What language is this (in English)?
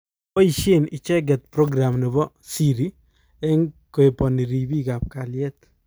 Kalenjin